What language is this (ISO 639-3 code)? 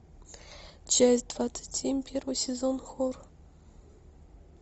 rus